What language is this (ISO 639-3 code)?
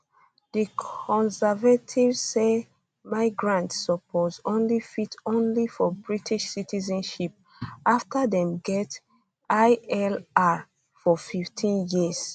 pcm